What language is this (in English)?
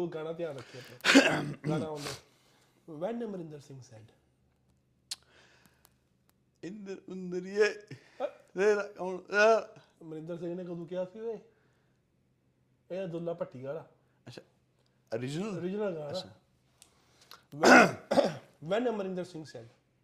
Punjabi